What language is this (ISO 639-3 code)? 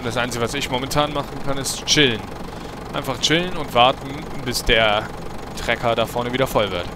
deu